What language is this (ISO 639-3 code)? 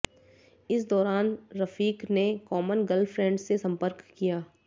hin